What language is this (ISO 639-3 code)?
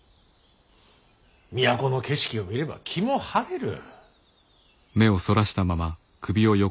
jpn